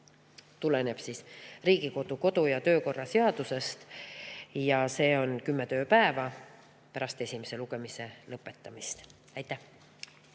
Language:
Estonian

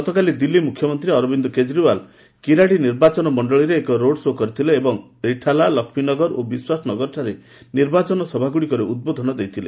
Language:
Odia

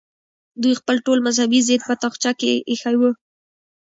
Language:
Pashto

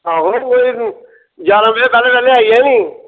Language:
Dogri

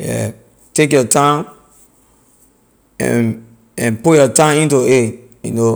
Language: Liberian English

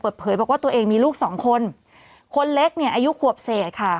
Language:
Thai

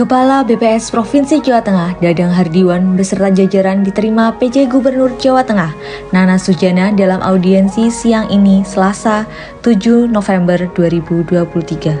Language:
Indonesian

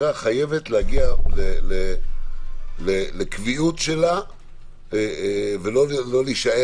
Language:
Hebrew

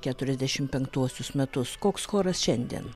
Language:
Lithuanian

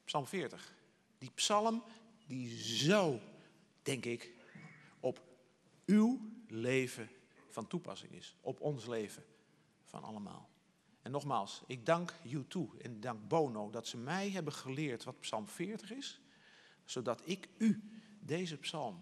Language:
Dutch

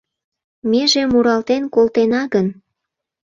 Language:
Mari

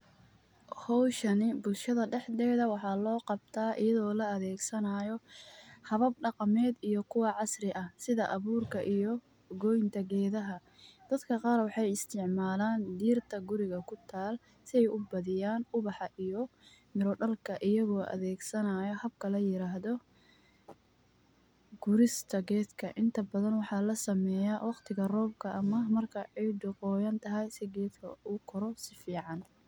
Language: Somali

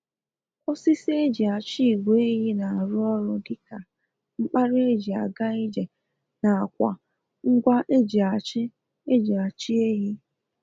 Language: Igbo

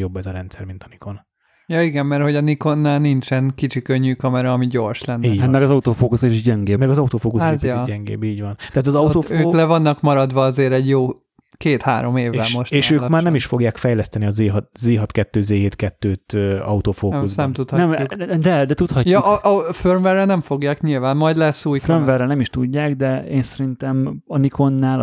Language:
Hungarian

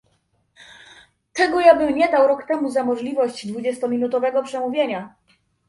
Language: Polish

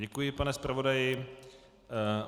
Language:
Czech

